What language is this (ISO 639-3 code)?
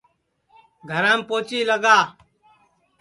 ssi